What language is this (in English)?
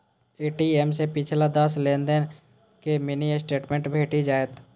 Maithili